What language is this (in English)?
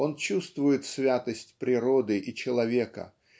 Russian